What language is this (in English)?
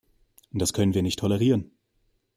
German